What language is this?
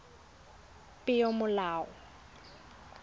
Tswana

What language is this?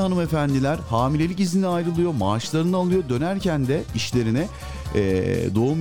Turkish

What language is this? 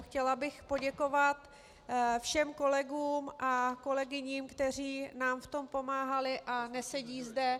Czech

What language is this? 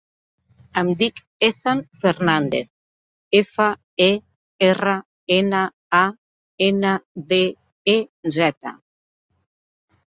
Catalan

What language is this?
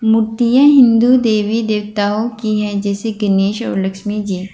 Hindi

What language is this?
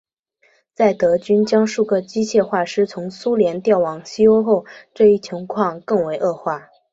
Chinese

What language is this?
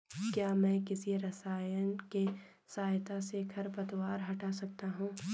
Hindi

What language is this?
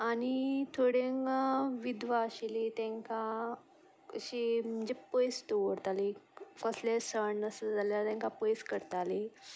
Konkani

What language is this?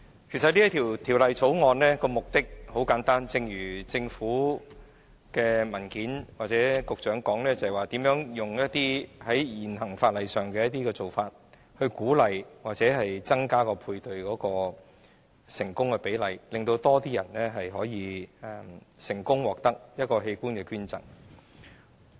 Cantonese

